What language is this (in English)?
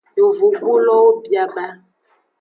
Aja (Benin)